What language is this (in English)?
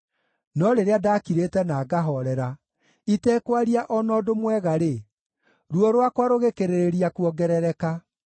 Kikuyu